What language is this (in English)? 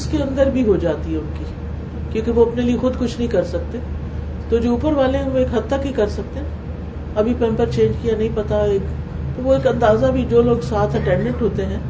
Urdu